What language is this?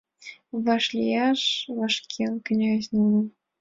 Mari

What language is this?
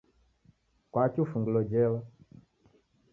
Taita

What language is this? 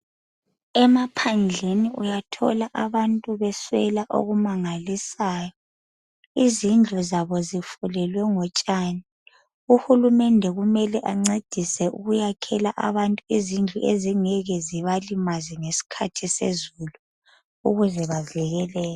North Ndebele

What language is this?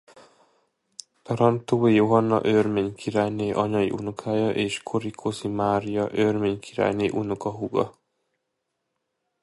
Hungarian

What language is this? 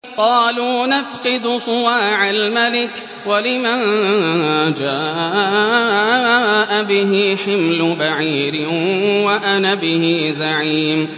Arabic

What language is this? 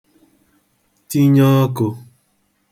Igbo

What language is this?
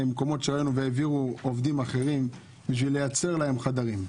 Hebrew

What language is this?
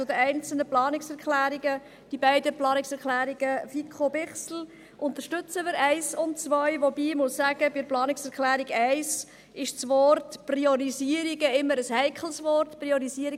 Swiss German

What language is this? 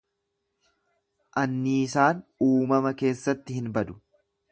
Oromo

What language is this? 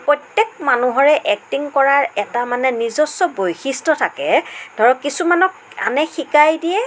Assamese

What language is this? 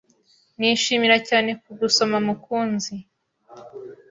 Kinyarwanda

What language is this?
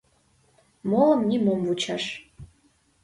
Mari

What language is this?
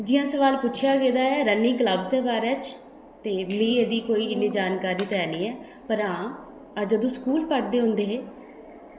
Dogri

